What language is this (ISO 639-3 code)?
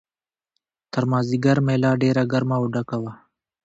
pus